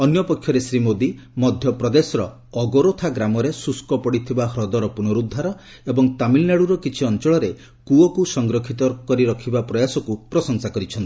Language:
Odia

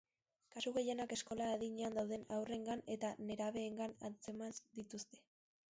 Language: Basque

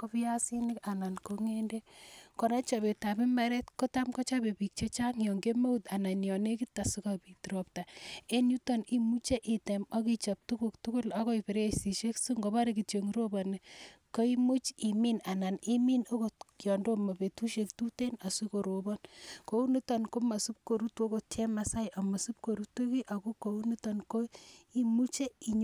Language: Kalenjin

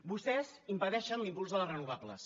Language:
Catalan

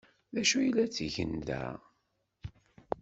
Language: Kabyle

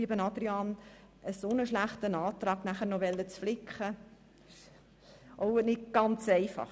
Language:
Swiss German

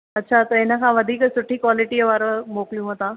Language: Sindhi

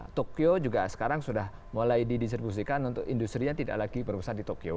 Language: Indonesian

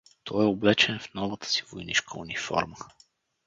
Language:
Bulgarian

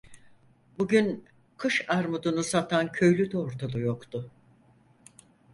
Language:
Turkish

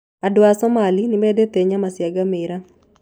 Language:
Kikuyu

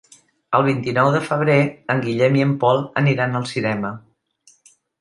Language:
Catalan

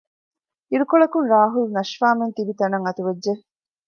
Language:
Divehi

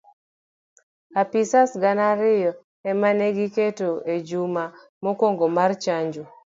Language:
Luo (Kenya and Tanzania)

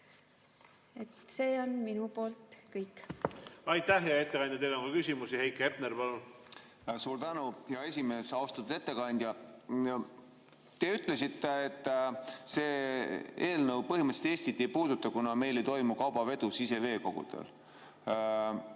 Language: Estonian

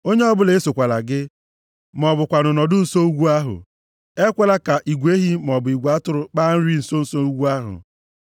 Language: Igbo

